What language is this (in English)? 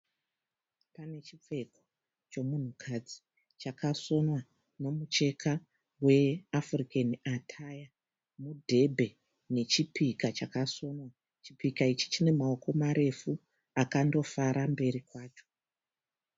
Shona